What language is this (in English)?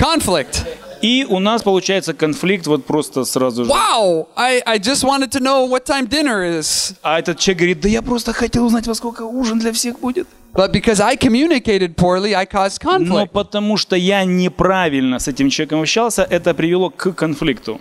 Russian